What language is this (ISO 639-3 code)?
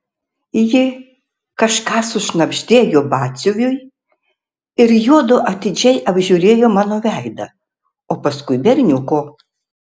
lit